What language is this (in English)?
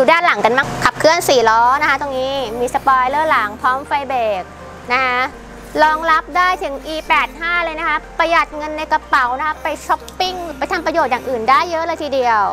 Thai